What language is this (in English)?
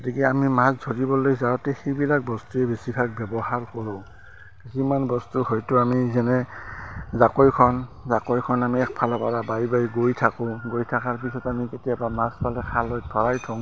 Assamese